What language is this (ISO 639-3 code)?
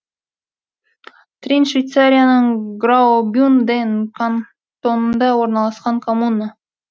kaz